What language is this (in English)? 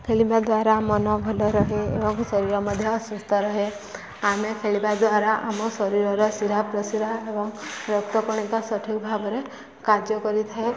Odia